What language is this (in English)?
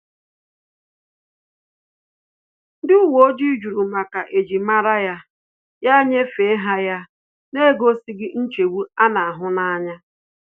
Igbo